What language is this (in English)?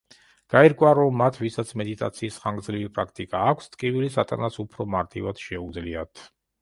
Georgian